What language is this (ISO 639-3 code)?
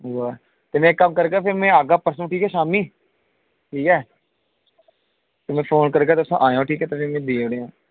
doi